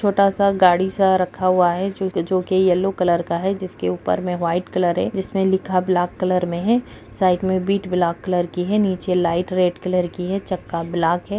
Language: Kumaoni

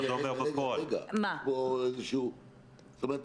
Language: Hebrew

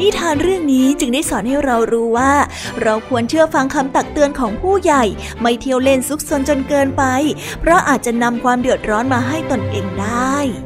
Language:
Thai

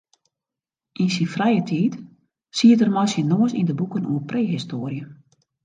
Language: Western Frisian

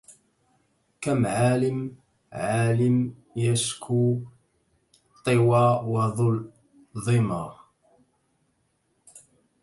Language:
Arabic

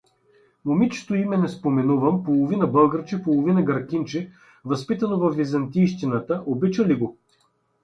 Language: Bulgarian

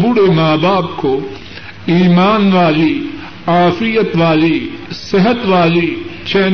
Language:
Urdu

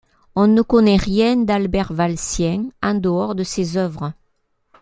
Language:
French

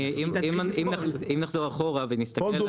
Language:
Hebrew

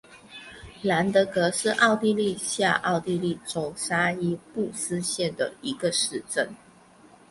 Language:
Chinese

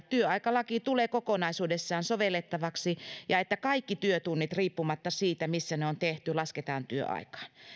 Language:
Finnish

